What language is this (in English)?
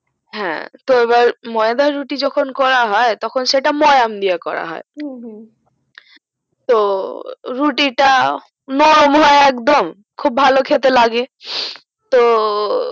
Bangla